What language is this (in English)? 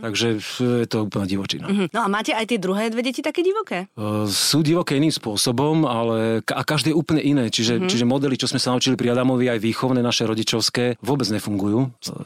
Slovak